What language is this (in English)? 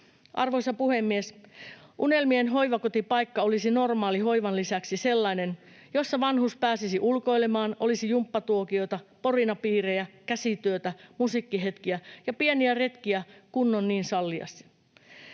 Finnish